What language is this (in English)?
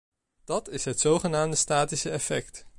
Dutch